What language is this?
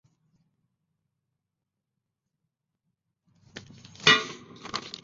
Chinese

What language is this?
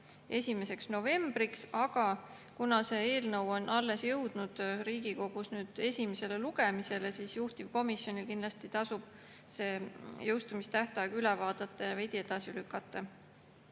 Estonian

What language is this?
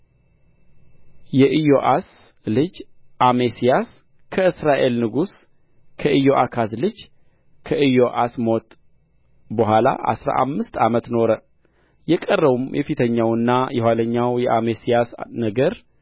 Amharic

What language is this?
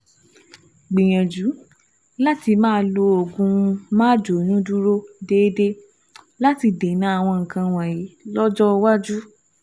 Yoruba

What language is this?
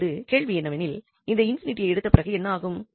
Tamil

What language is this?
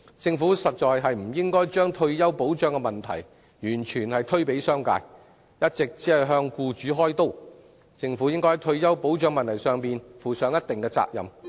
Cantonese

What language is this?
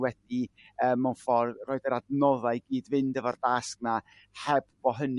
Welsh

